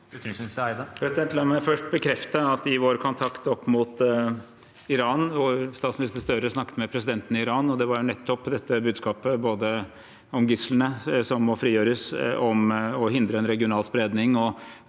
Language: Norwegian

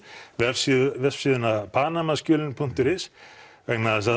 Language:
Icelandic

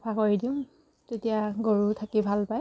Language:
Assamese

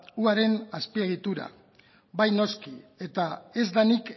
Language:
Basque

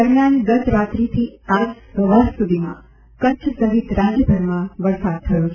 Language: Gujarati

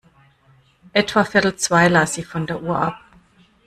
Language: German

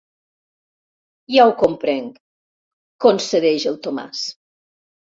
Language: Catalan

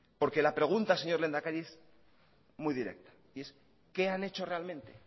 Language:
Spanish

